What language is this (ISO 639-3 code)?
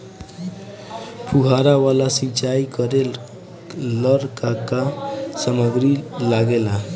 bho